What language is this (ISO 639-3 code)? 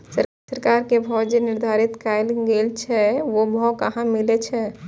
mai